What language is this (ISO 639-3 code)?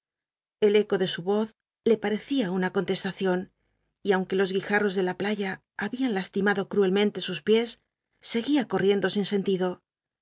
spa